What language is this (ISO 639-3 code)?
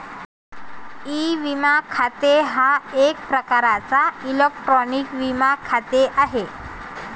mar